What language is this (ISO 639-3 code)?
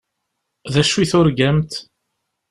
kab